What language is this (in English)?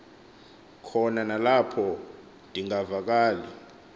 Xhosa